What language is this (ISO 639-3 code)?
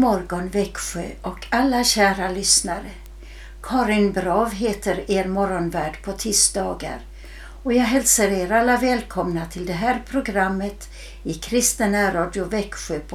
swe